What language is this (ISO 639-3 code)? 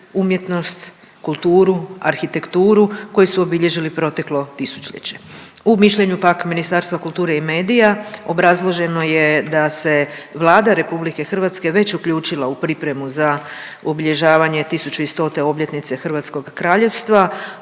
hrv